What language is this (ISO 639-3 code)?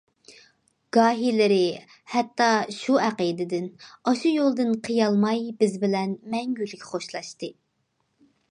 uig